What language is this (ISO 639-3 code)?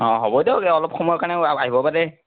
asm